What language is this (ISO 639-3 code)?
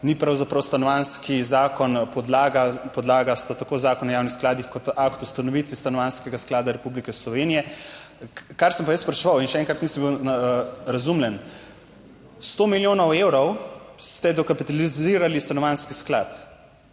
slv